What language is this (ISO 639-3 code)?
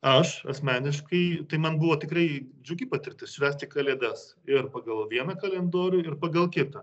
lit